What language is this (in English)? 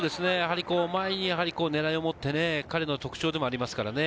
Japanese